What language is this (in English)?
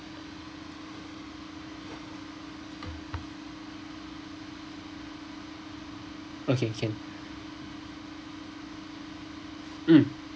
English